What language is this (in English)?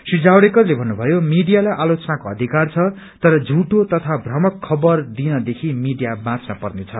Nepali